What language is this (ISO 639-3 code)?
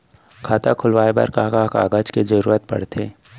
hne